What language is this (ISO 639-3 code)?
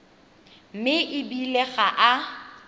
tsn